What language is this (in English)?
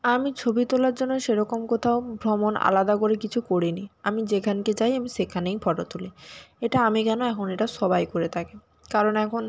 Bangla